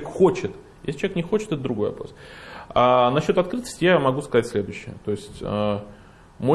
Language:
Russian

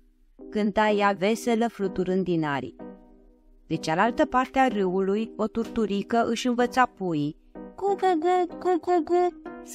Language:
Romanian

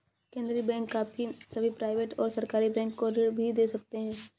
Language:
Hindi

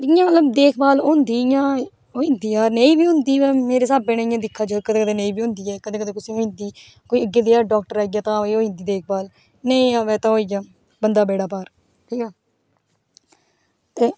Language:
Dogri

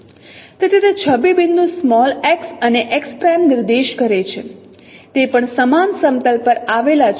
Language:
Gujarati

